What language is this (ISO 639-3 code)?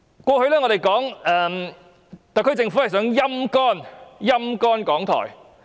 yue